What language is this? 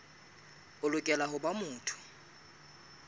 Southern Sotho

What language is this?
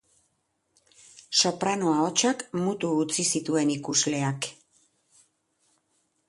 Basque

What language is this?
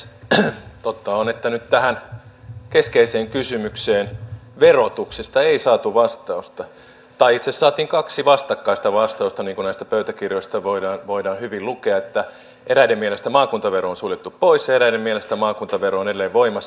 Finnish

